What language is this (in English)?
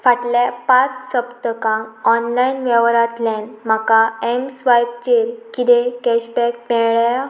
Konkani